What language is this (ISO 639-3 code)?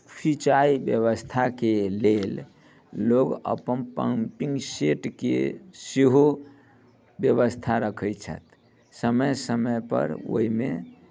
mai